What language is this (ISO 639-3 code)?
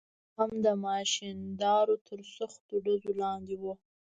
pus